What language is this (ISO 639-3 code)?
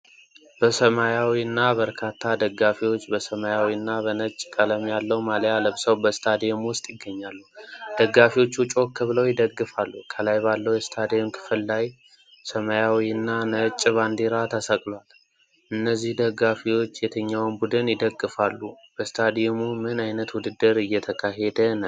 amh